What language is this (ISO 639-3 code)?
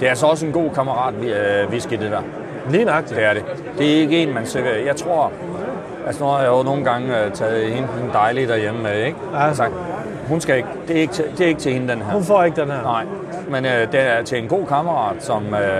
dan